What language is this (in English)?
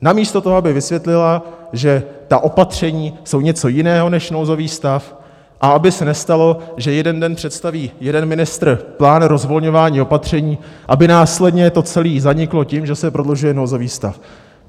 Czech